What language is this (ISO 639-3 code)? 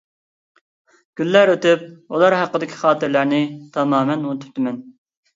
uig